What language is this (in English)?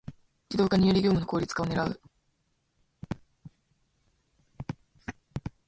Japanese